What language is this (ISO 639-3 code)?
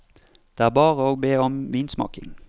nor